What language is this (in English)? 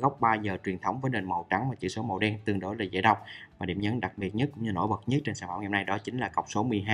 Vietnamese